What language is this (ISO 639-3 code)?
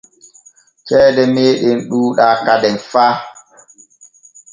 fue